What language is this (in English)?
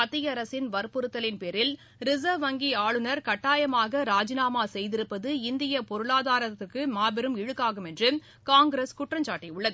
Tamil